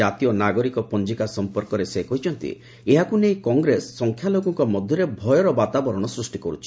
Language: Odia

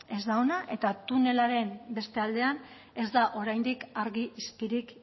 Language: Basque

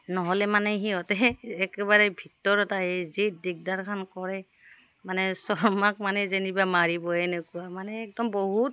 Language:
Assamese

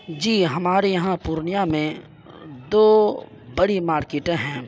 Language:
Urdu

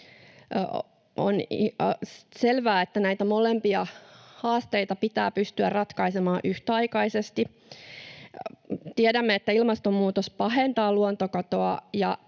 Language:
Finnish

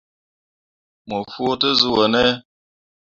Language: Mundang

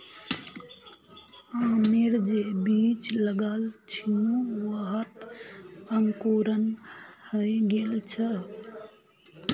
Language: Magahi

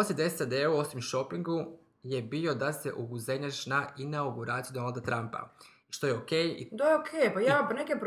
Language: Croatian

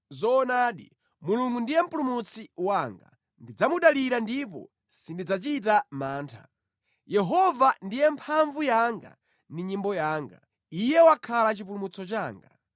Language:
Nyanja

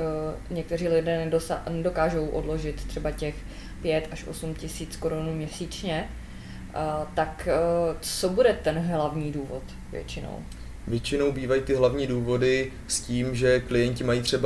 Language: Czech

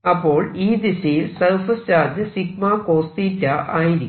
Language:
Malayalam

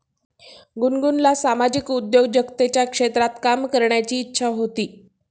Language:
Marathi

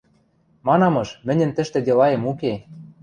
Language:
Western Mari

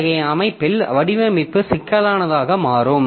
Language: Tamil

